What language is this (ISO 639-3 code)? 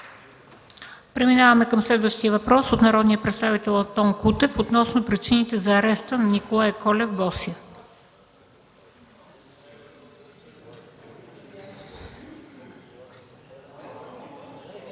bul